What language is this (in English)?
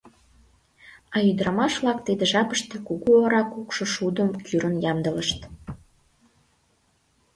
Mari